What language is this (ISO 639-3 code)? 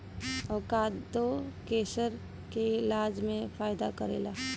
bho